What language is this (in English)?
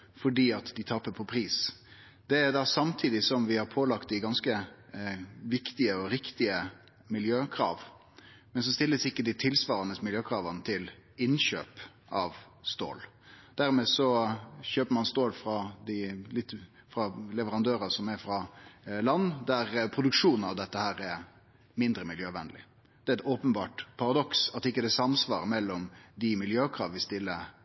Norwegian Nynorsk